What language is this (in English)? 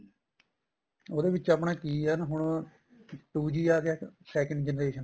Punjabi